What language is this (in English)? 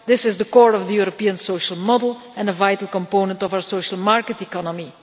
English